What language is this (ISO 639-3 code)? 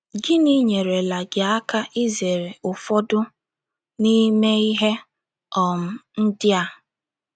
ibo